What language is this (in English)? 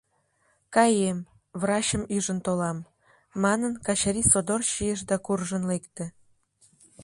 Mari